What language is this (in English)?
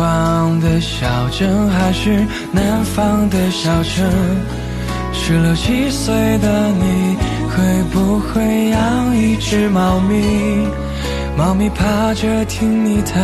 Chinese